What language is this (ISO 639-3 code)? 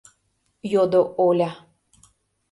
chm